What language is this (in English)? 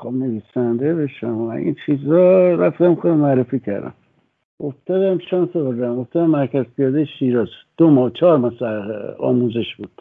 Persian